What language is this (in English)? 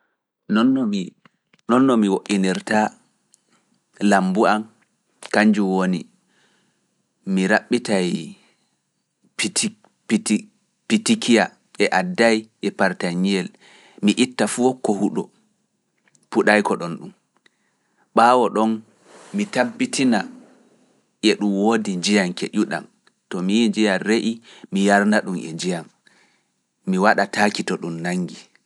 Fula